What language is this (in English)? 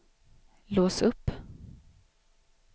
Swedish